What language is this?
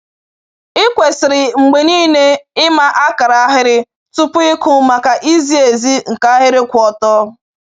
Igbo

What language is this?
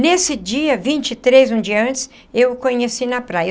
Portuguese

